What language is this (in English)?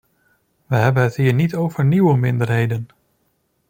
Dutch